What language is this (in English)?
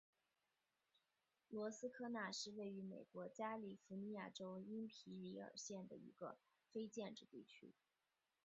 Chinese